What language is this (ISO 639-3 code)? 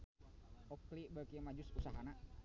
sun